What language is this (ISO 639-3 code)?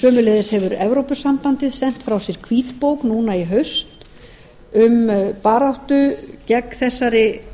isl